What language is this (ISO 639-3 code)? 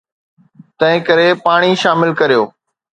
snd